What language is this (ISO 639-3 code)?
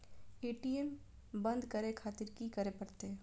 mai